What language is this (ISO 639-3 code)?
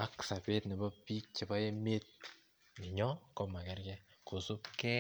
kln